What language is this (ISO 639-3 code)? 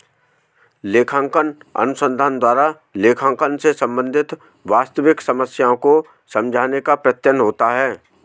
hin